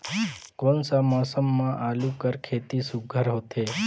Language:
Chhattisgarhi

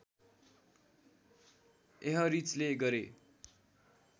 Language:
Nepali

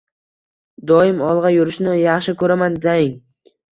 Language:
Uzbek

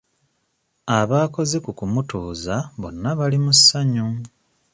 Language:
Ganda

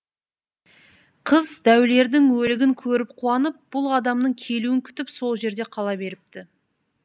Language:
Kazakh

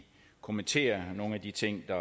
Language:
Danish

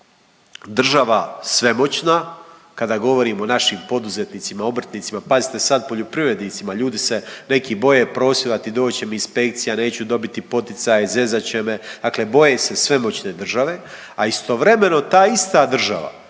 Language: Croatian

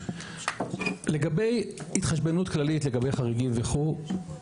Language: Hebrew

